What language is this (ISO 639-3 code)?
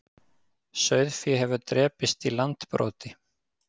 isl